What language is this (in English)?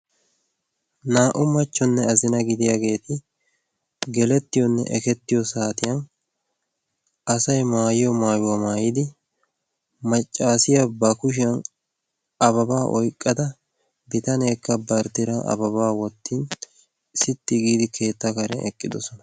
Wolaytta